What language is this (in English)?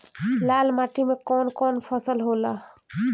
Bhojpuri